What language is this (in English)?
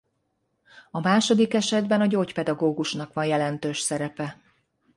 Hungarian